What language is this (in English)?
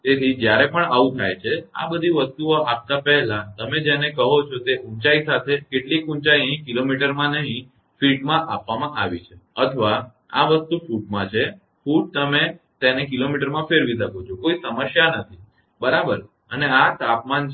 Gujarati